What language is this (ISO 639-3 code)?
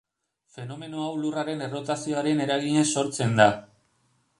eus